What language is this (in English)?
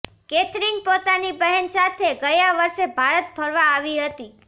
Gujarati